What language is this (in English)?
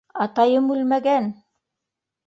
Bashkir